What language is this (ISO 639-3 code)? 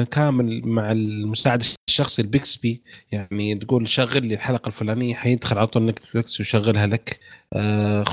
ara